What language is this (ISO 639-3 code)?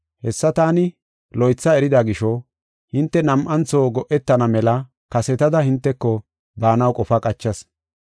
gof